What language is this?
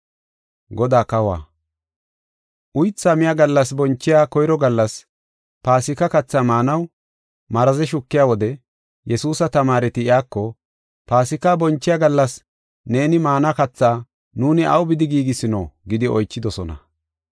Gofa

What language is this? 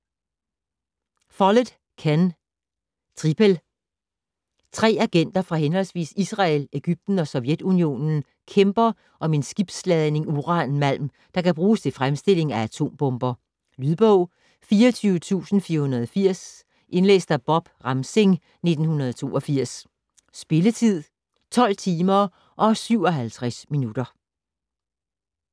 Danish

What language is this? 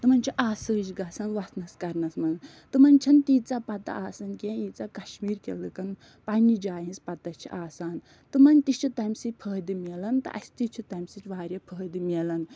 Kashmiri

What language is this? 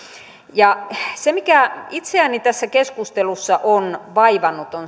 Finnish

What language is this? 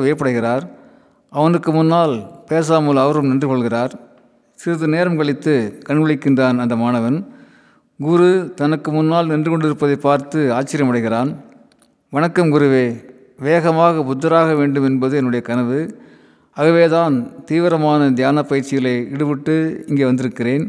Tamil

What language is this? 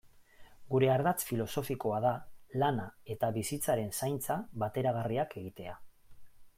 Basque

